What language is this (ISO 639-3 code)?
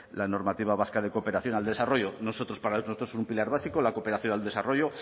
spa